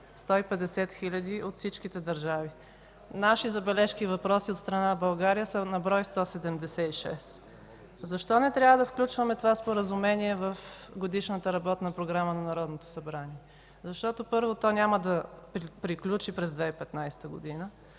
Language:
Bulgarian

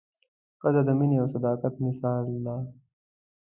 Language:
Pashto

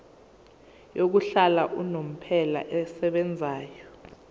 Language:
Zulu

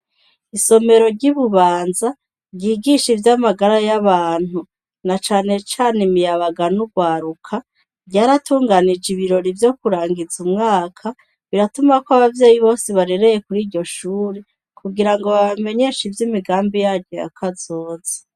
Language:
Rundi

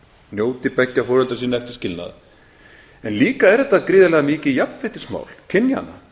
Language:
Icelandic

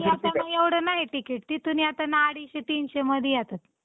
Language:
Marathi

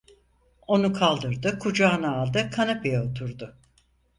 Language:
Turkish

